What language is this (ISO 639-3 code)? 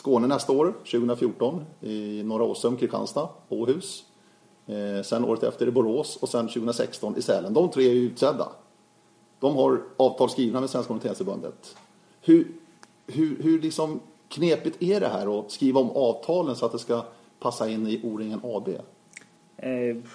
swe